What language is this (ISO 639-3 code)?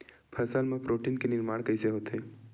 hne